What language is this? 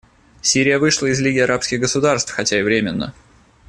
Russian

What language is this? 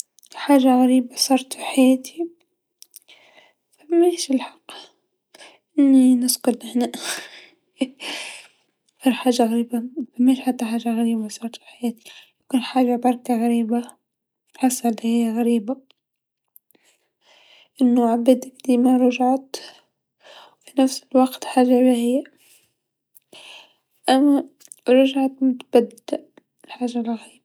Tunisian Arabic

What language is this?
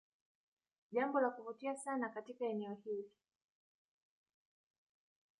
Swahili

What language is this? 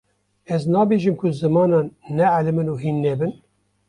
Kurdish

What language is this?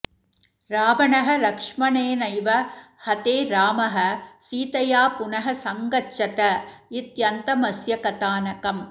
Sanskrit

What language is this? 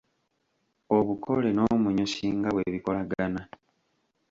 Ganda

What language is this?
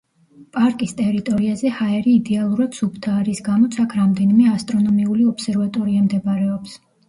Georgian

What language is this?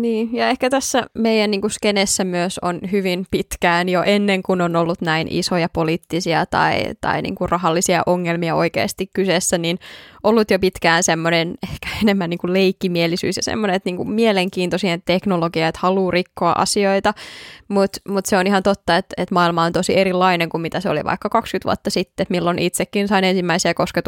Finnish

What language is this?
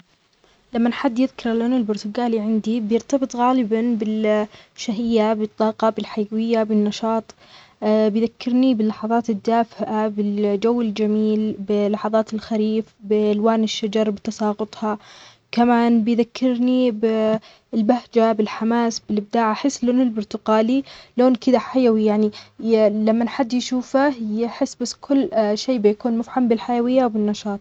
Omani Arabic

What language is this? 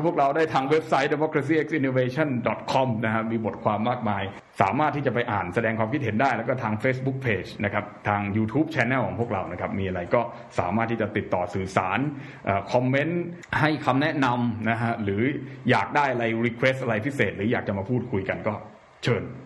Thai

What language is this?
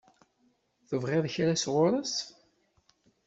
Kabyle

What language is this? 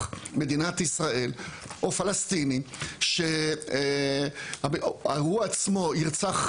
Hebrew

